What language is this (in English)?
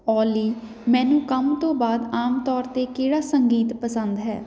Punjabi